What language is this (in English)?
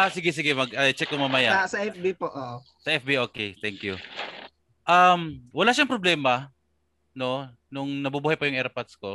Filipino